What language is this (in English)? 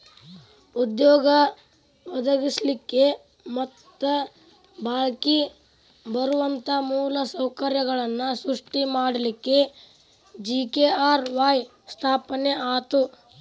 Kannada